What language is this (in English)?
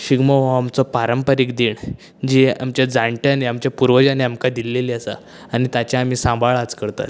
Konkani